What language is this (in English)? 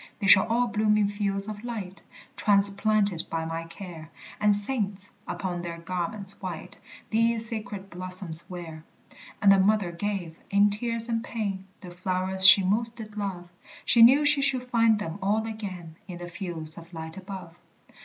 English